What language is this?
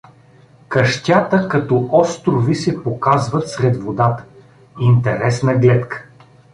Bulgarian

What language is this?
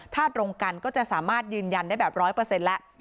Thai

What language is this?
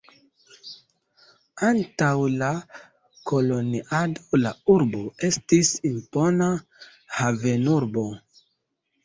Esperanto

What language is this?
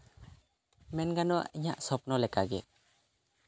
Santali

